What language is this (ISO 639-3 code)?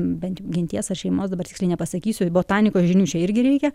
lit